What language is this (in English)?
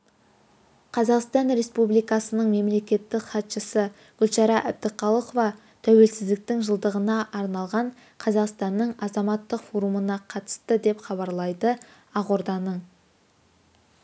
Kazakh